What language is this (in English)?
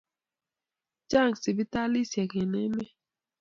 Kalenjin